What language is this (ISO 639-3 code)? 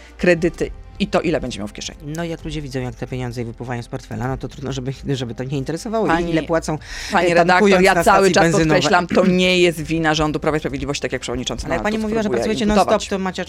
pol